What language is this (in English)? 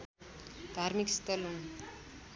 Nepali